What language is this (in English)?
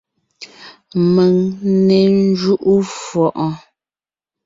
Ngiemboon